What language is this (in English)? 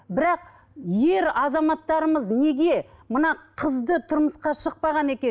Kazakh